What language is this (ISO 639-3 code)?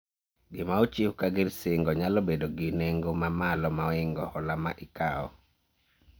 luo